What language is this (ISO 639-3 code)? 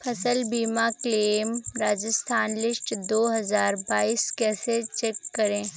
hin